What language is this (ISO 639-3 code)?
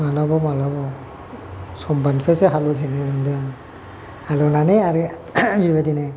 brx